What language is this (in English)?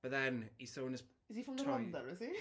Welsh